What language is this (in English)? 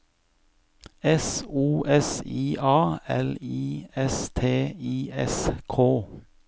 Norwegian